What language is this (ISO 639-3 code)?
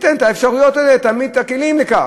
heb